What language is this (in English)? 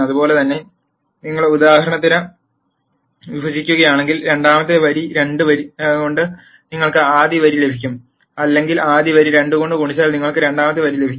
Malayalam